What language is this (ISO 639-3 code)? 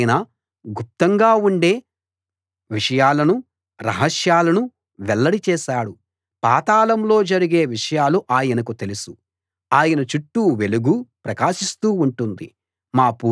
tel